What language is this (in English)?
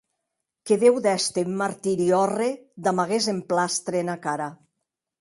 Occitan